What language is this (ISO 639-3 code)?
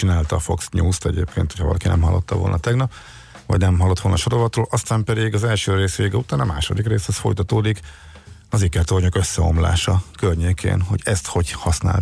hun